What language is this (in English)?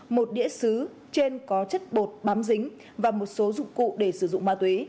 Vietnamese